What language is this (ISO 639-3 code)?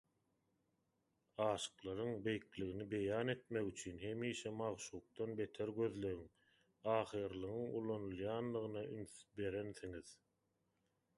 tuk